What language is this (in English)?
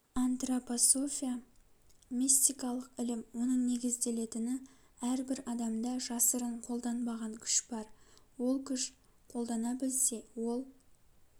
Kazakh